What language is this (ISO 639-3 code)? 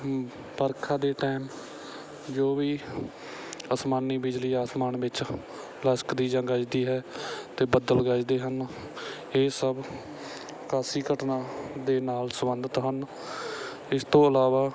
pan